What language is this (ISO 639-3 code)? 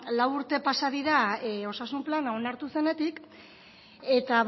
eus